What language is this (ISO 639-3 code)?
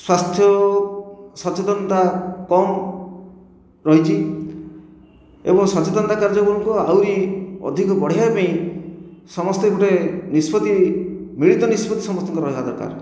ori